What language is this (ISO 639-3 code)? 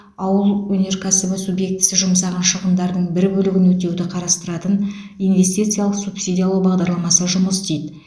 kaz